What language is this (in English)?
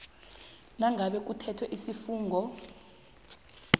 South Ndebele